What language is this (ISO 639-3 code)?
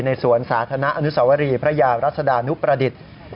tha